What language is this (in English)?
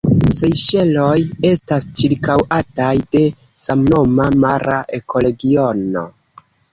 Esperanto